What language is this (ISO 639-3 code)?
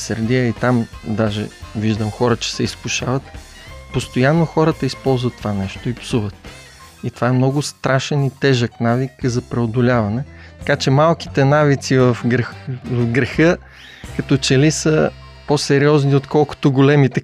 bul